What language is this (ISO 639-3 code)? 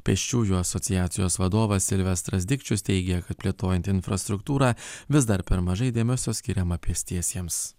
lit